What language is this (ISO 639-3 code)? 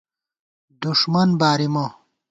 gwt